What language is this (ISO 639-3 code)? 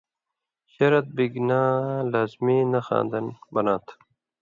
mvy